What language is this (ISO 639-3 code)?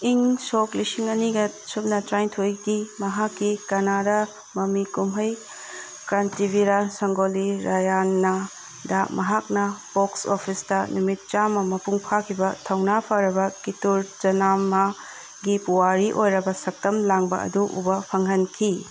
mni